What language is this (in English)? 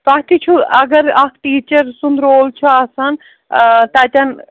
Kashmiri